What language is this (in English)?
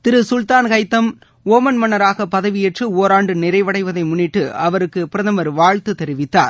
Tamil